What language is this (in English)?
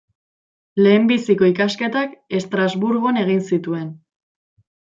Basque